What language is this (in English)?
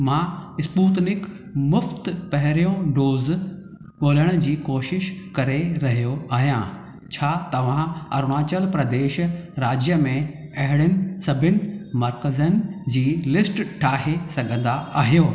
Sindhi